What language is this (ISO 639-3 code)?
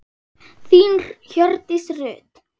isl